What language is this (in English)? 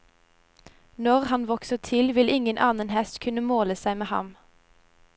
Norwegian